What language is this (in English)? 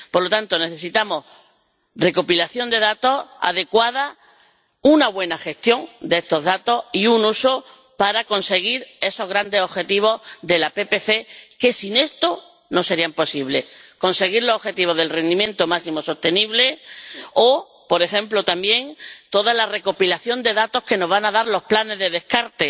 Spanish